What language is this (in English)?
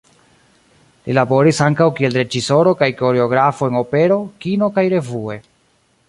Esperanto